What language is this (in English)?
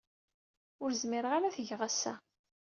Kabyle